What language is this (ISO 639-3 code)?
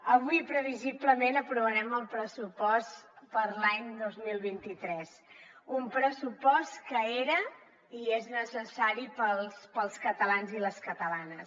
cat